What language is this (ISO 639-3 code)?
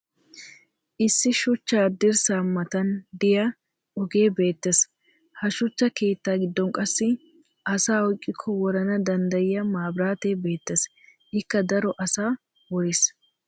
wal